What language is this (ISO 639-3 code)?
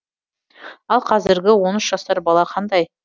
kaz